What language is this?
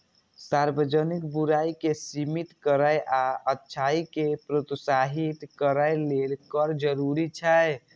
Maithili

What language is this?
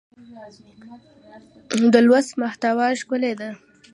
Pashto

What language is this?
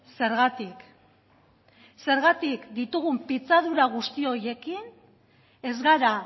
Basque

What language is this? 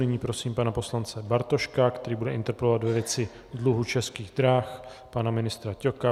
Czech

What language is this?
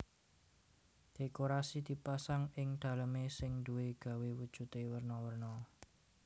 Javanese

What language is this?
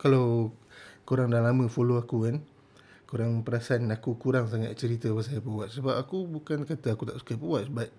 Malay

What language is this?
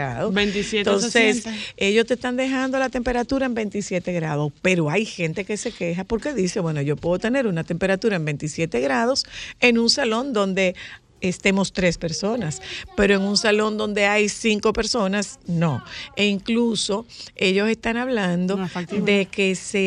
Spanish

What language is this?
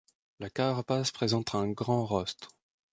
French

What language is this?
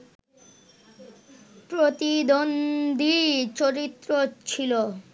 Bangla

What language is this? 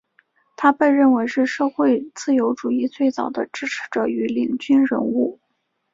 Chinese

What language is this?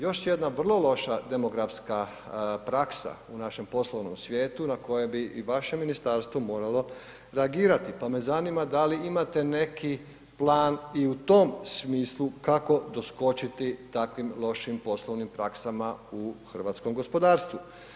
Croatian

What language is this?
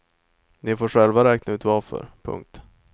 Swedish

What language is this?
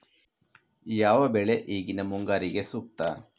Kannada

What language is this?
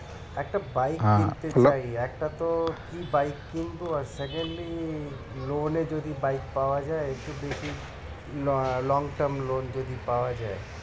Bangla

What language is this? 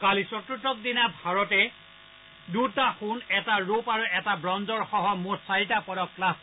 Assamese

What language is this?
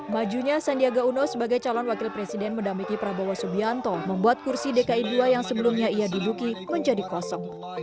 Indonesian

